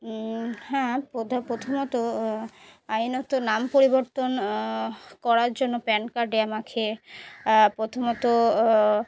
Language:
Bangla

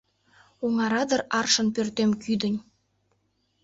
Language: Mari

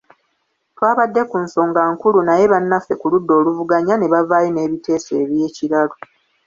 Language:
Ganda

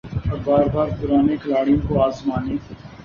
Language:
Urdu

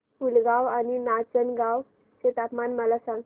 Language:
Marathi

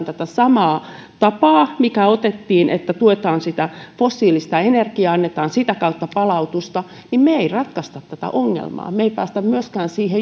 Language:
Finnish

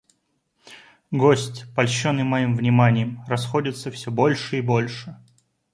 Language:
Russian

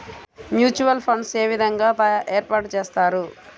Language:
Telugu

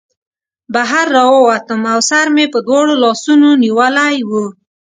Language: Pashto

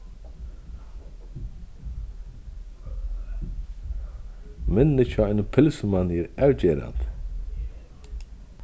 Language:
Faroese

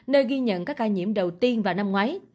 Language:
Vietnamese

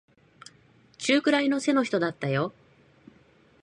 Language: Japanese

